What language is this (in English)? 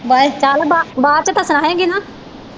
Punjabi